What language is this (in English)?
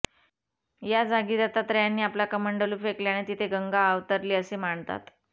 Marathi